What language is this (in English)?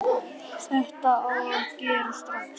Icelandic